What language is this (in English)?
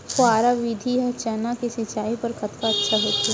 Chhattisgarhi